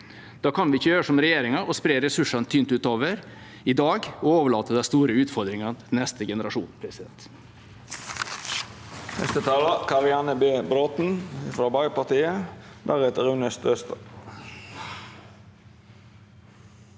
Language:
Norwegian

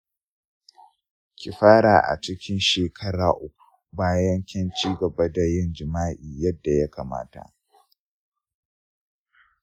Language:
Hausa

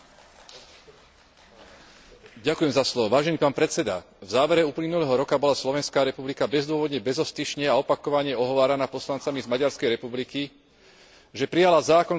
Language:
Slovak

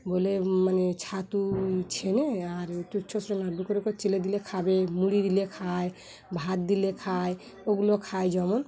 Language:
Bangla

